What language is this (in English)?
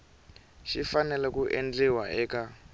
Tsonga